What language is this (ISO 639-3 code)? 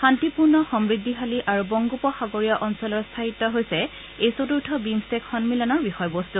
asm